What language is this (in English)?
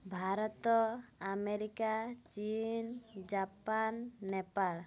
Odia